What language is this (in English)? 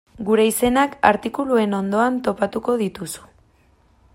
Basque